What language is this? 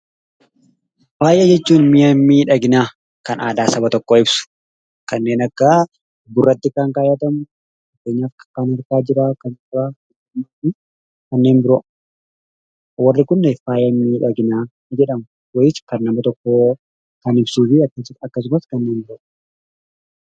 Oromo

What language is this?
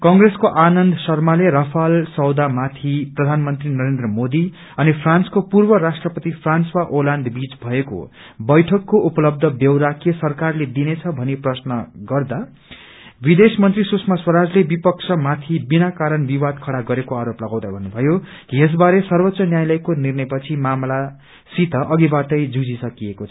Nepali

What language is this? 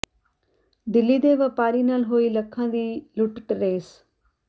Punjabi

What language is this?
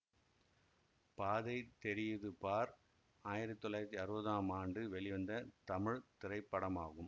Tamil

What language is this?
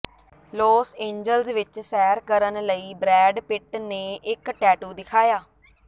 Punjabi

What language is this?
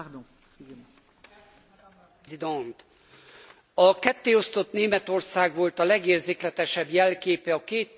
Hungarian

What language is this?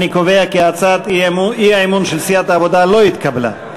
Hebrew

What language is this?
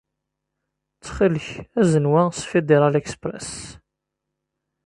Kabyle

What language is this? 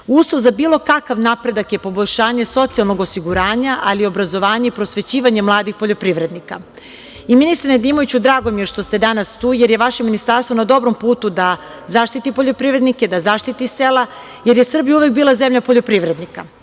Serbian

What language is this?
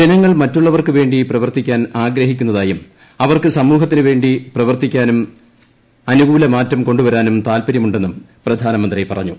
Malayalam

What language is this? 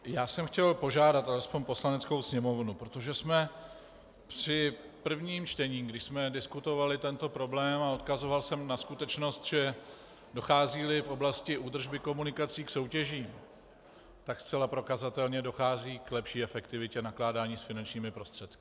Czech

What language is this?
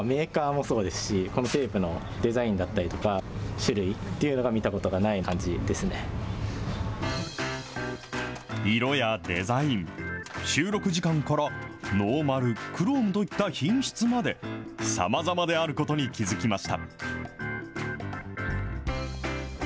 Japanese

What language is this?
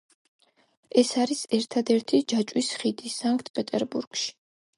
Georgian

